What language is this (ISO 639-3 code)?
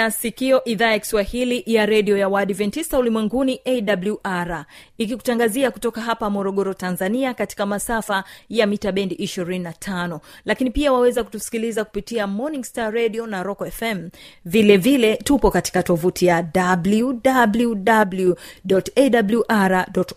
swa